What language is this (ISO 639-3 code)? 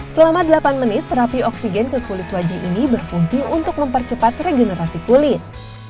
ind